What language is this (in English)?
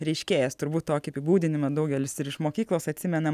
Lithuanian